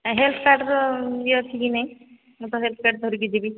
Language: Odia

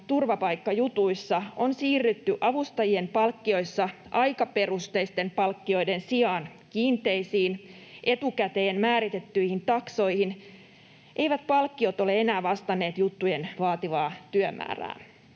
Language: Finnish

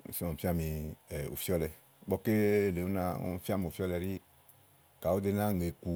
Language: Igo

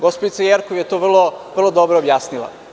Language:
Serbian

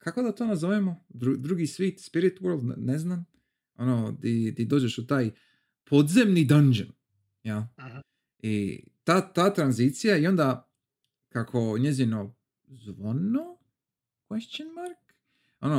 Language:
Croatian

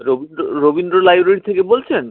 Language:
Bangla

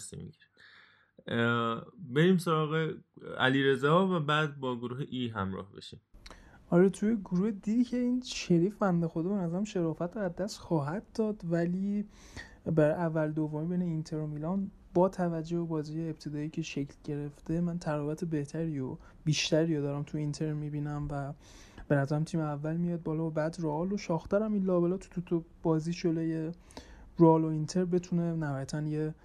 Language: Persian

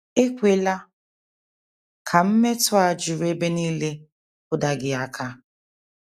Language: Igbo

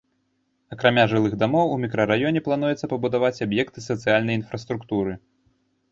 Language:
Belarusian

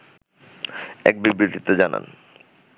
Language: Bangla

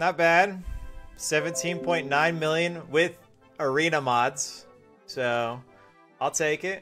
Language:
English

